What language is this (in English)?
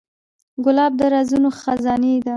Pashto